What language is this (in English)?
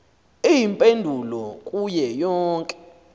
Xhosa